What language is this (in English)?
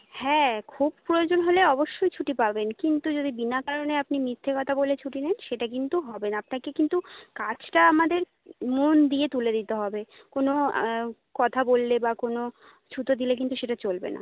Bangla